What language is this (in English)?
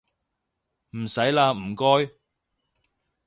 Cantonese